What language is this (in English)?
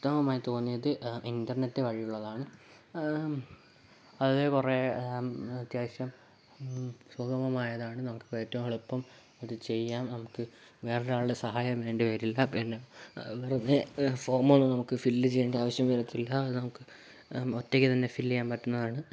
Malayalam